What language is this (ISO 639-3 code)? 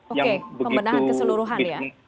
ind